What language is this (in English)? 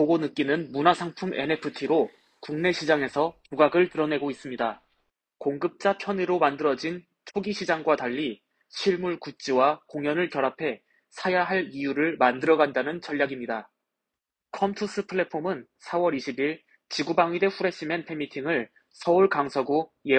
Korean